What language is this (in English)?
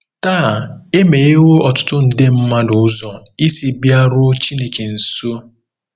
Igbo